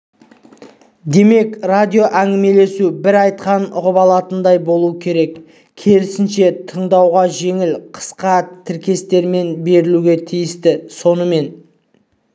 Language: Kazakh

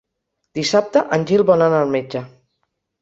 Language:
Catalan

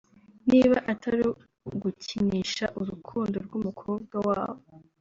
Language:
Kinyarwanda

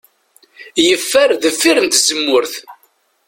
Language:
Kabyle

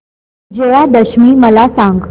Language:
Marathi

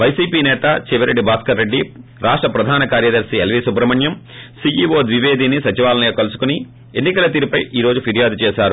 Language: Telugu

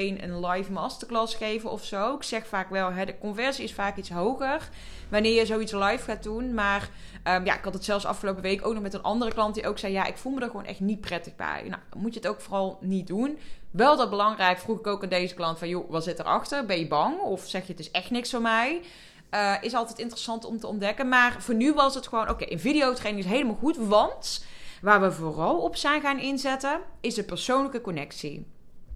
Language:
Dutch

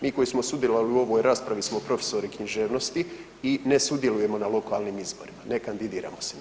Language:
Croatian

